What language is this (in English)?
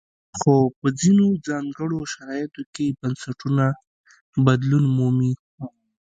Pashto